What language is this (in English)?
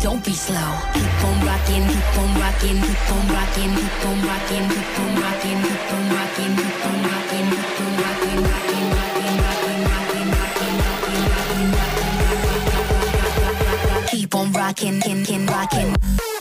Polish